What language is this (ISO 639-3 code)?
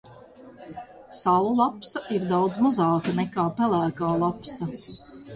lav